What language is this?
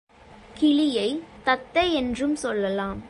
Tamil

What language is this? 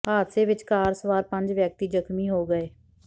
Punjabi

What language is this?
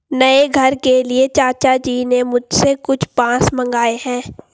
Hindi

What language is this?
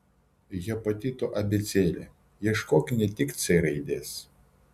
Lithuanian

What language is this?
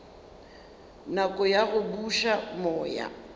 Northern Sotho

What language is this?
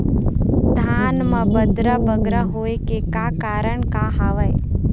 Chhattisgarhi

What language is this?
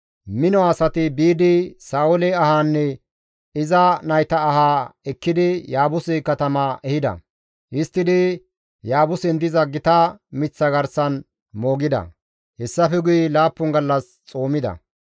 Gamo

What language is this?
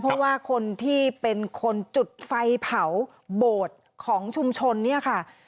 Thai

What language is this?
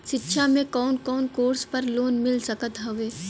Bhojpuri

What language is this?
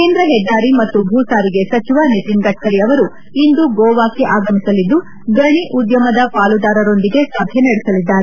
Kannada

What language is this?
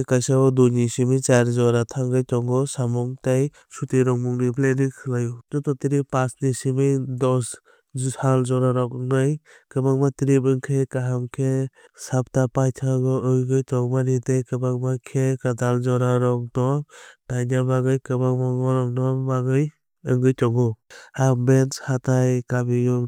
Kok Borok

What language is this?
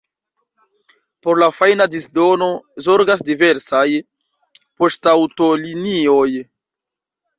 Esperanto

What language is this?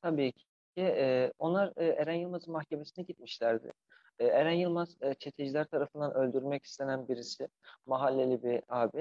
Turkish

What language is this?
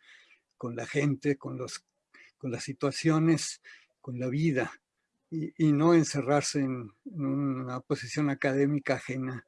Spanish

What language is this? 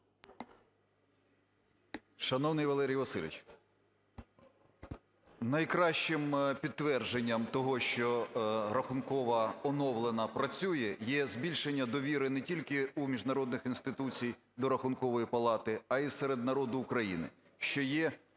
Ukrainian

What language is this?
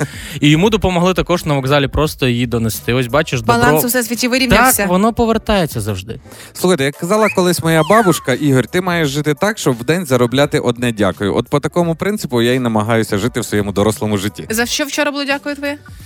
Ukrainian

